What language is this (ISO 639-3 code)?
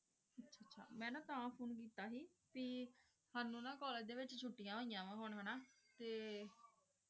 pan